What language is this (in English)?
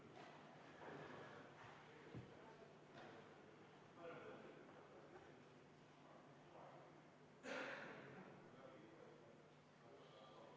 Estonian